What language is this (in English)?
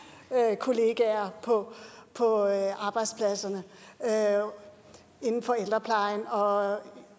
Danish